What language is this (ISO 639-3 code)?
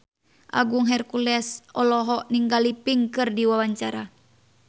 sun